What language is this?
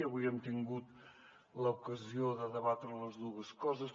Catalan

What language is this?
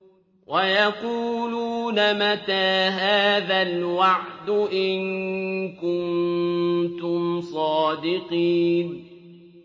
Arabic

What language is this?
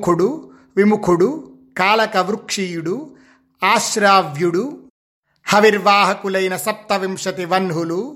Telugu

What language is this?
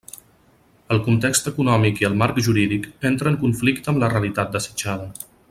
Catalan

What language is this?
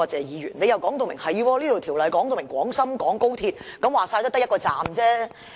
Cantonese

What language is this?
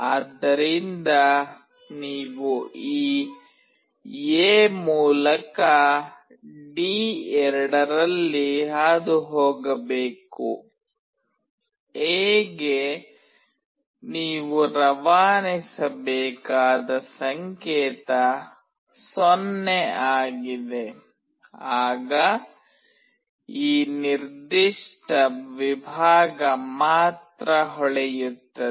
Kannada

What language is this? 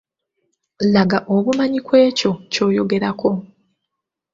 Ganda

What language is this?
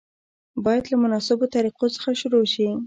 Pashto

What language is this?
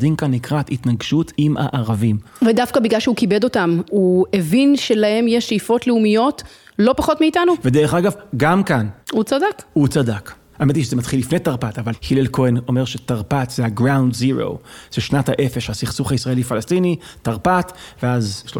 Hebrew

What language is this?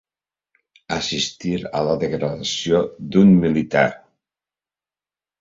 Catalan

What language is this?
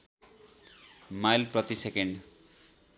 Nepali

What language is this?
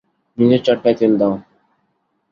Bangla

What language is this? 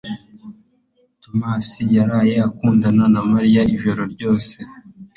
Kinyarwanda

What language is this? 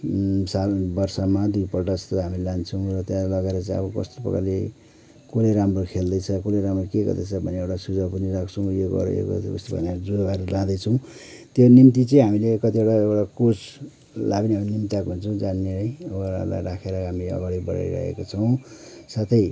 Nepali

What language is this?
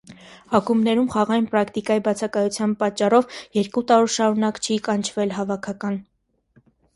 Armenian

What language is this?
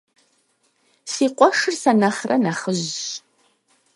Kabardian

